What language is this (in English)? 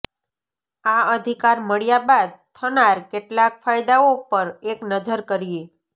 Gujarati